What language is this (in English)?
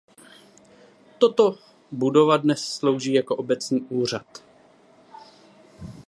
Czech